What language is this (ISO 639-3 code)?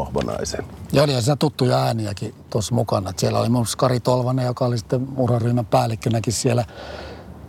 fin